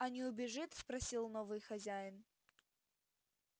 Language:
Russian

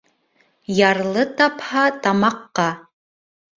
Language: Bashkir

